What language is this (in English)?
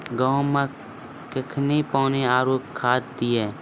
Maithili